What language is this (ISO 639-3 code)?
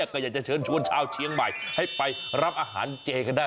tha